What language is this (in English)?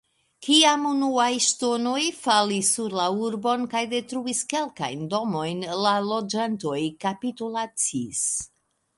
Esperanto